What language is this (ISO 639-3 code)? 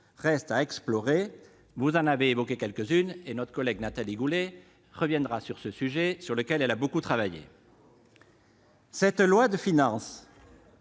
fra